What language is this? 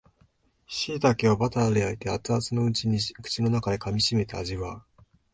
Japanese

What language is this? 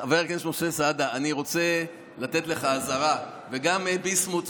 Hebrew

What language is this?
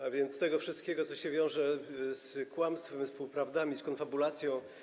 Polish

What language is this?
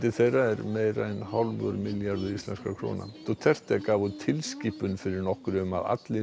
Icelandic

